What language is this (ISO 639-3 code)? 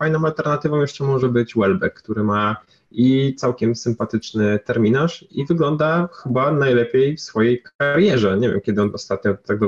pol